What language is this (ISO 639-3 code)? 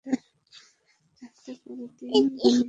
ben